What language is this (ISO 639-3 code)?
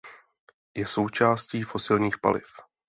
ces